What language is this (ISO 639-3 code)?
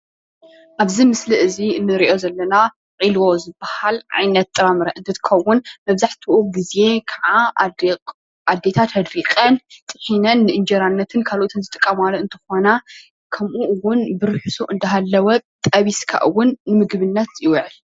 tir